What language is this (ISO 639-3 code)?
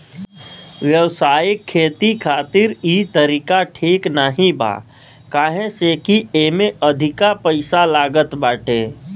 bho